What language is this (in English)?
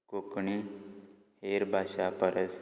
Konkani